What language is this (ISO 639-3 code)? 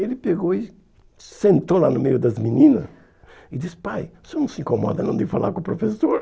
por